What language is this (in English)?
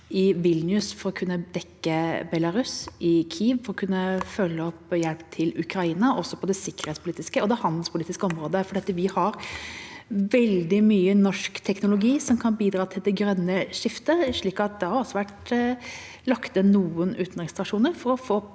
Norwegian